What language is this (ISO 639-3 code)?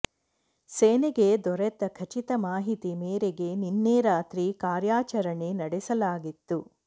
kan